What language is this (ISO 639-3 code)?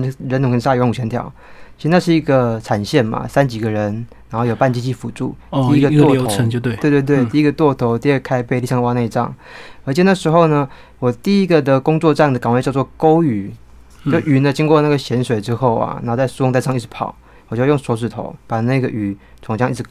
zho